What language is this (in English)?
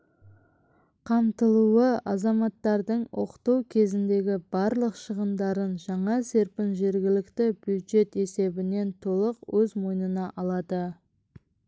Kazakh